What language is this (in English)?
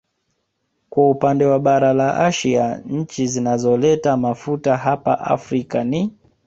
Swahili